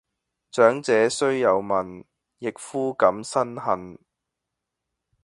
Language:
Cantonese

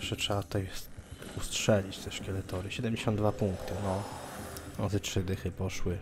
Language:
Polish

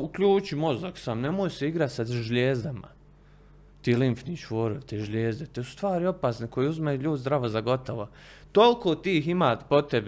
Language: Croatian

